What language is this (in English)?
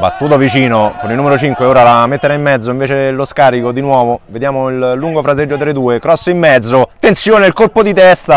Italian